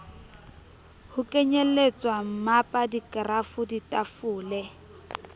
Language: Southern Sotho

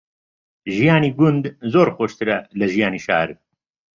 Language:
Central Kurdish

